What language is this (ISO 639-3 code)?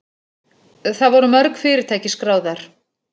isl